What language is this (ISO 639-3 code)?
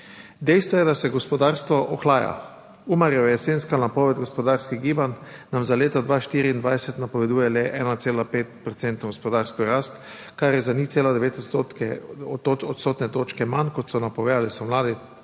slv